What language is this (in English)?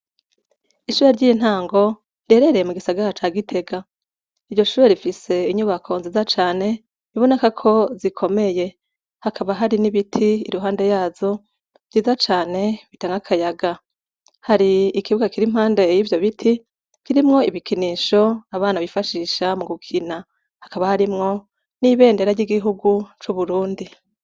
Rundi